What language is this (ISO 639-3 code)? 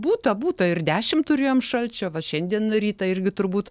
lit